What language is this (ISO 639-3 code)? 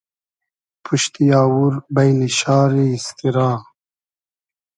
haz